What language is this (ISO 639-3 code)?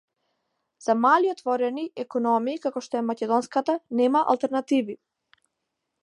mkd